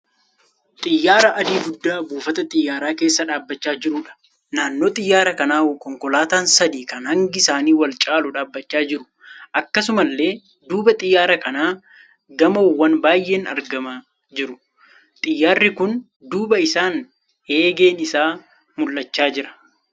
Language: Oromo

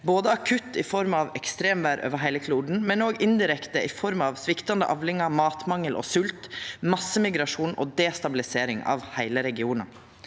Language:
Norwegian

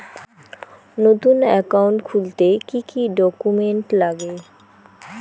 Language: Bangla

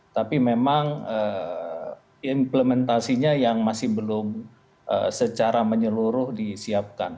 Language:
Indonesian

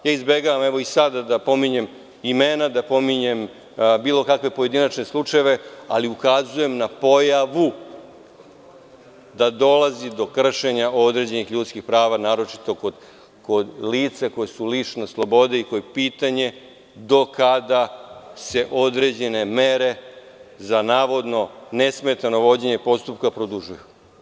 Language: Serbian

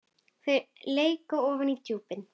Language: Icelandic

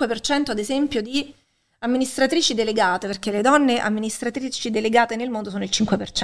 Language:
Italian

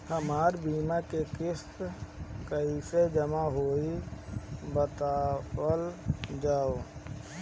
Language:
Bhojpuri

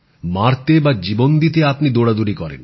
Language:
Bangla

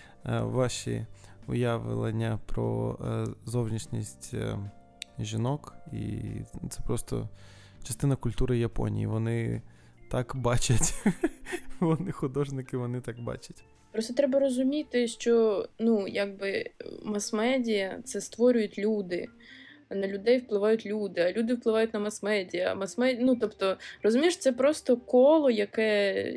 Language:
Ukrainian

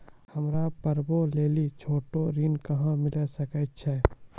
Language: Maithili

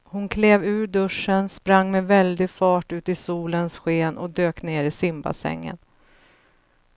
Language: Swedish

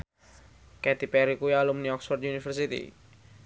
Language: Javanese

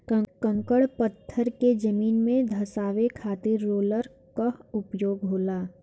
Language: Bhojpuri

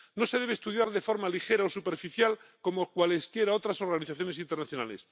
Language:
Spanish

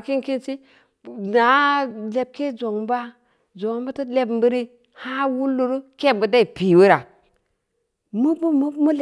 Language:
Samba Leko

